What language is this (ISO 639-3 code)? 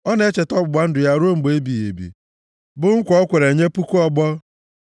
ibo